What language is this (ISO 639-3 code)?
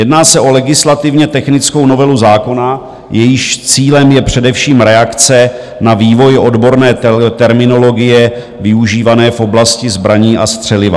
ces